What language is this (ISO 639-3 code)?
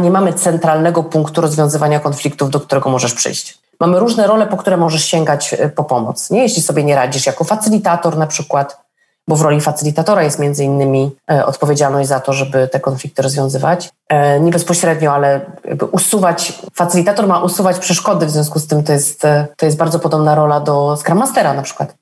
pol